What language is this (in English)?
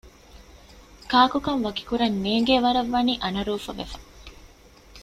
Divehi